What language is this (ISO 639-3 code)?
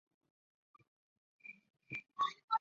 zho